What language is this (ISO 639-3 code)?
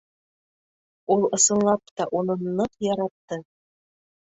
bak